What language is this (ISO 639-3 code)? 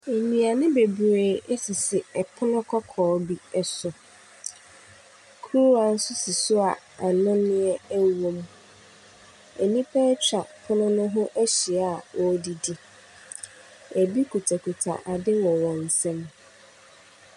aka